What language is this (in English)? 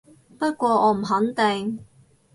Cantonese